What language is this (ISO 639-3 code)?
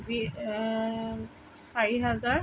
asm